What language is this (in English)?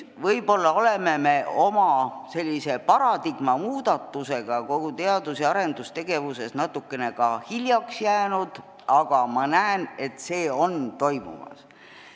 Estonian